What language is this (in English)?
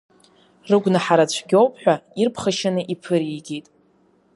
Abkhazian